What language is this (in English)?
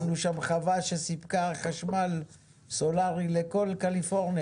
Hebrew